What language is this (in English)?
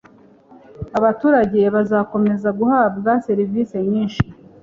Kinyarwanda